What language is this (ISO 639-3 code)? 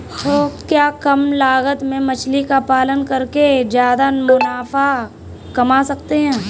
hin